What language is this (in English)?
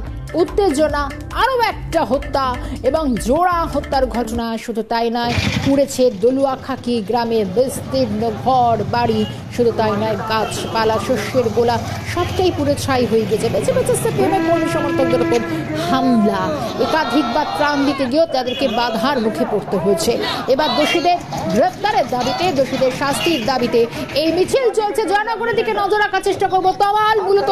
Romanian